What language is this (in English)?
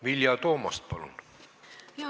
Estonian